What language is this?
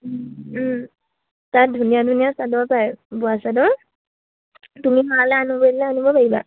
Assamese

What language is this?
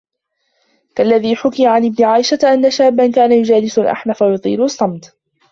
Arabic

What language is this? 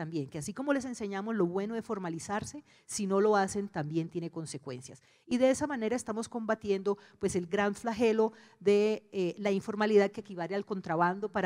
Spanish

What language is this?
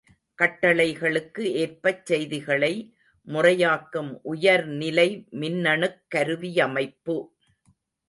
Tamil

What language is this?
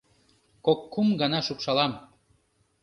Mari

